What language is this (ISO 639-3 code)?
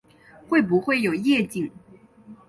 zho